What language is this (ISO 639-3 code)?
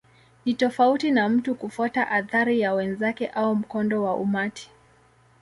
swa